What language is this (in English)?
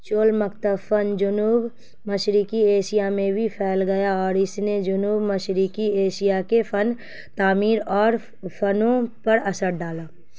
Urdu